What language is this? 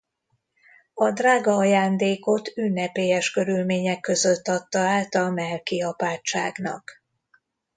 Hungarian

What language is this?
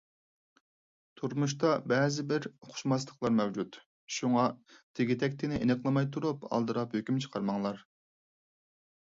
Uyghur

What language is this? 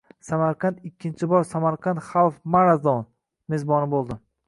Uzbek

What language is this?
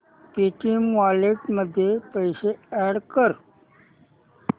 Marathi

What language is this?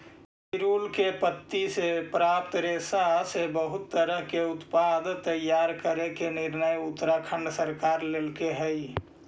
Magahi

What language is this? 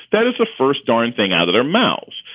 English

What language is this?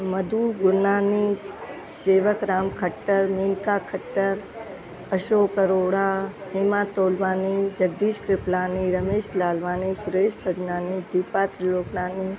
Sindhi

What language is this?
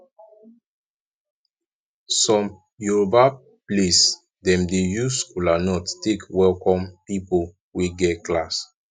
Nigerian Pidgin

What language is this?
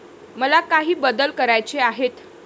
Marathi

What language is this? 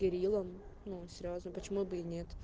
Russian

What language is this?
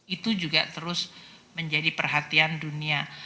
Indonesian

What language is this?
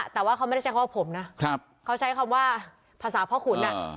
Thai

